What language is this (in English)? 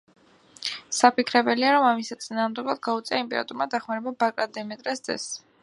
Georgian